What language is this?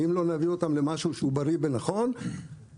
Hebrew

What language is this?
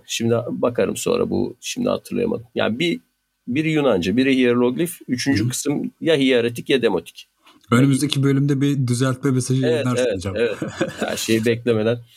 Turkish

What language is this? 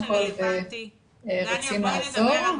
Hebrew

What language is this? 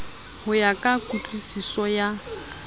Southern Sotho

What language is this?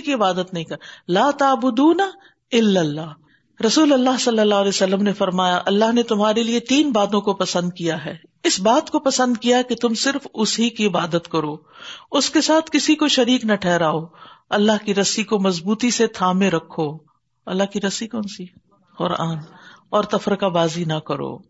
Urdu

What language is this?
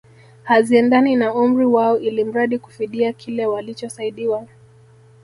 Swahili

